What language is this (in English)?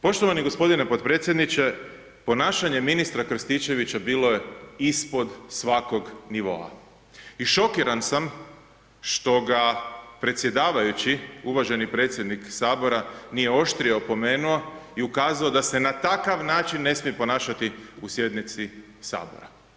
Croatian